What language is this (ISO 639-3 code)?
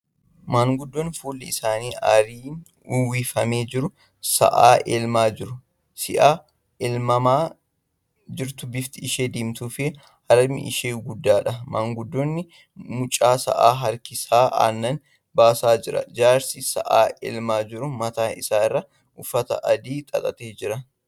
orm